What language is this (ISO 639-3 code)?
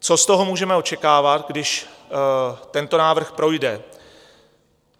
ces